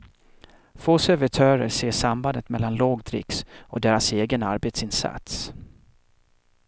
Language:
Swedish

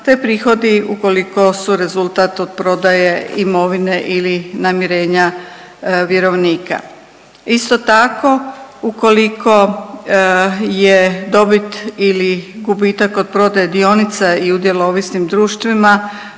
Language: Croatian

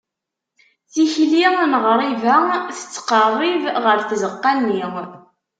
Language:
Kabyle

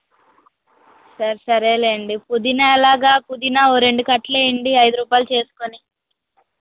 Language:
Telugu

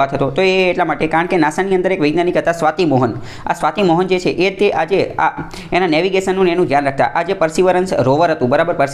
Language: Hindi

